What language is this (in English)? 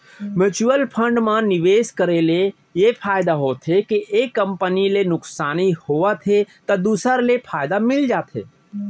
Chhattisgarhi